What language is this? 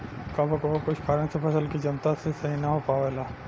Bhojpuri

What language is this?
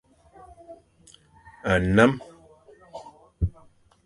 Fang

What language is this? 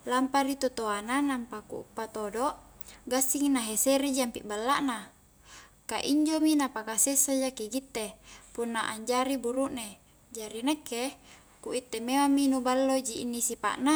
Highland Konjo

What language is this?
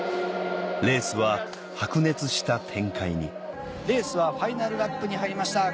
Japanese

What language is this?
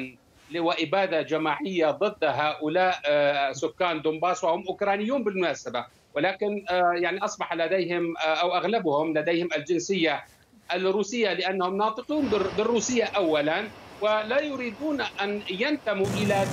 Arabic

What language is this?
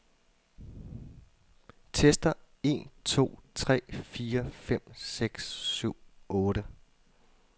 Danish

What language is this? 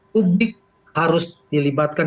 Indonesian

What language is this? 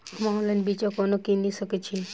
Maithili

